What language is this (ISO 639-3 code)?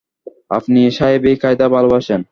ben